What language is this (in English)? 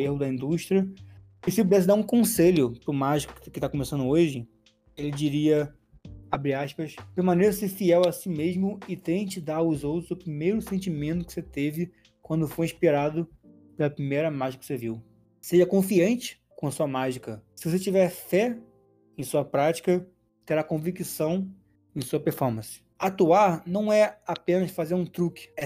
Portuguese